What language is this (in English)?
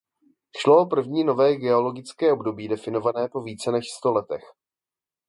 Czech